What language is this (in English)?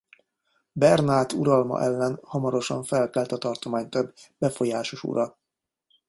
Hungarian